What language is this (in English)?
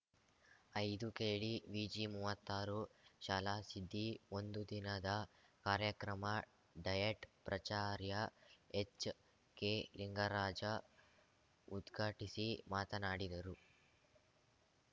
Kannada